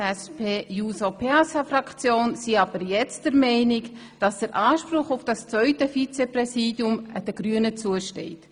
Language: Swiss German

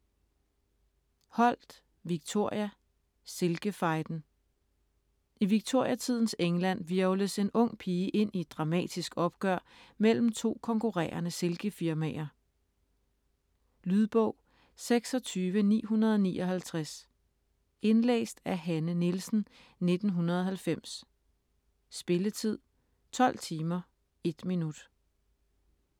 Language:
Danish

